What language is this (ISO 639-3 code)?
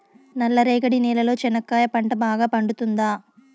tel